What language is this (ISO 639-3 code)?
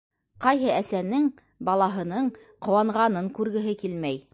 bak